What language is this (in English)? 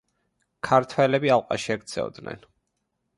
Georgian